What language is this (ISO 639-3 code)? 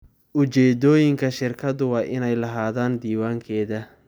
som